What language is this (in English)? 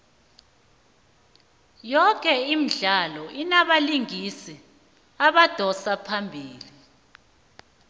South Ndebele